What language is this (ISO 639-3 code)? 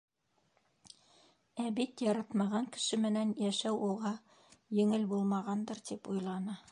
bak